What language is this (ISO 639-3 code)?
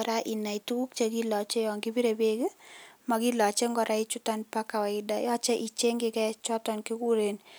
kln